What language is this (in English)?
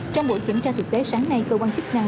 Vietnamese